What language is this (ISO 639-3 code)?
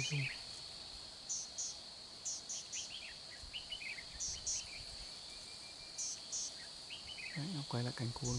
vie